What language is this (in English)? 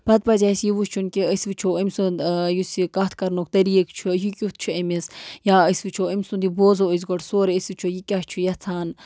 Kashmiri